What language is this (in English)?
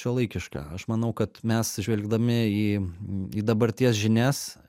Lithuanian